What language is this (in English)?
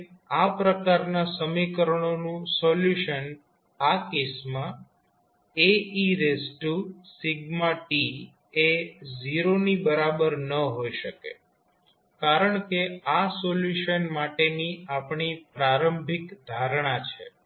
Gujarati